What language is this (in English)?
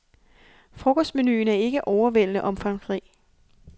Danish